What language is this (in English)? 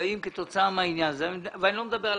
Hebrew